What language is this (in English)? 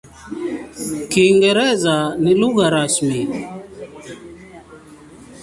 Swahili